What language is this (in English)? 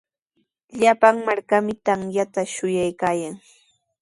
Sihuas Ancash Quechua